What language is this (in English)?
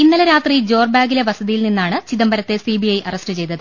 Malayalam